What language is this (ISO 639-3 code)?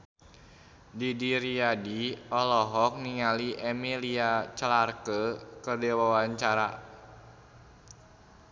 sun